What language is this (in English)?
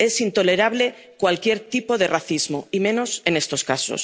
Spanish